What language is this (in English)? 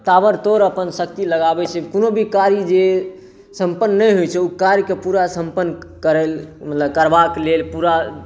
Maithili